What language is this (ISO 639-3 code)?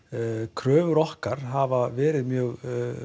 isl